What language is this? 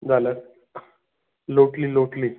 Konkani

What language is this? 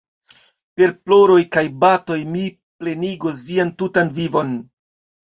Esperanto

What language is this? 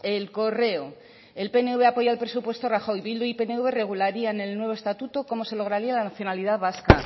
Spanish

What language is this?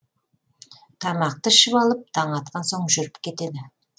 Kazakh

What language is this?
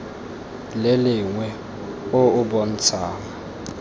Tswana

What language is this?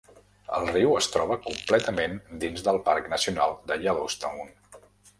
Catalan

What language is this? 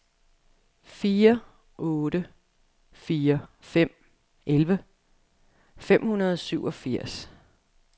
Danish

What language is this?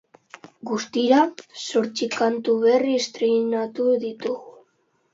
Basque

